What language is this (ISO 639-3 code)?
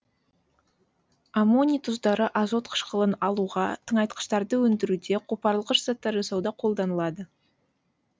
kaz